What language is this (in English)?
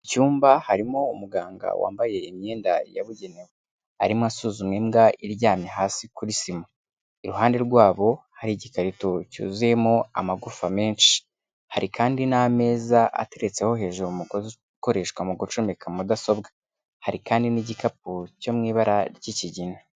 Kinyarwanda